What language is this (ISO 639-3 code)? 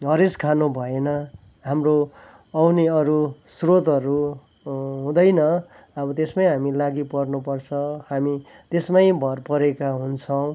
nep